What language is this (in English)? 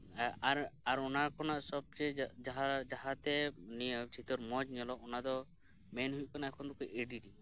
Santali